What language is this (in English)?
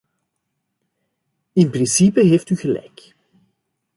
Dutch